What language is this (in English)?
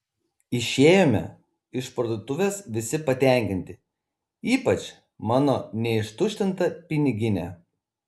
Lithuanian